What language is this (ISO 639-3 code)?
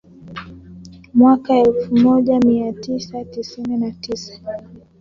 swa